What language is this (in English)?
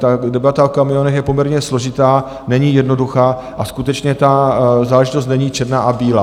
Czech